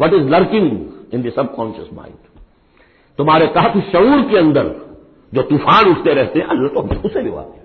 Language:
Urdu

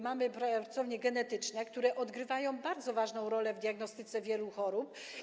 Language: Polish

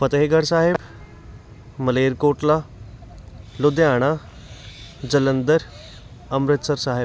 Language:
Punjabi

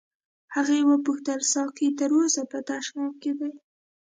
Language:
Pashto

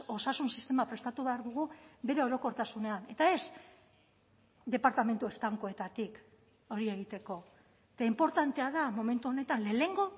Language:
Basque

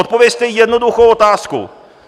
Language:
Czech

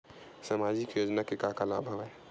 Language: Chhattisgarhi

